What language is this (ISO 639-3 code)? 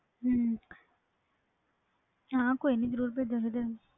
pan